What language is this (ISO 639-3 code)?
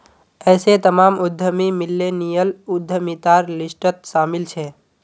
mag